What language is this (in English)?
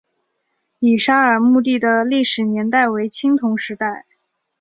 Chinese